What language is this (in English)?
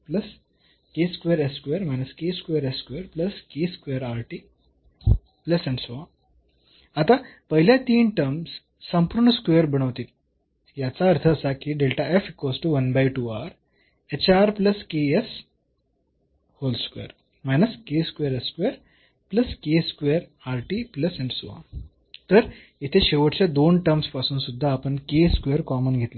Marathi